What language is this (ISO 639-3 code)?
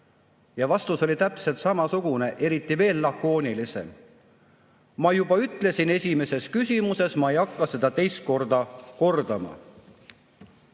est